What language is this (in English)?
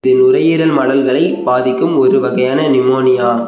Tamil